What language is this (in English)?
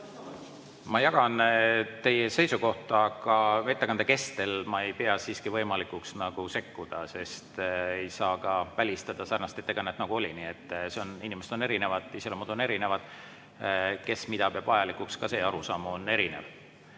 Estonian